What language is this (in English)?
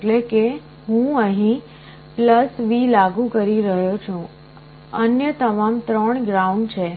Gujarati